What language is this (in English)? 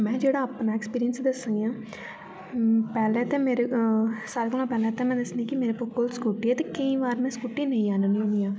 Dogri